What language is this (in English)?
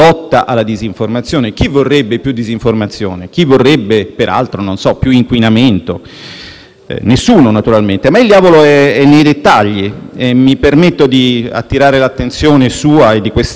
Italian